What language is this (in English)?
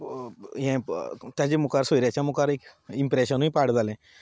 Konkani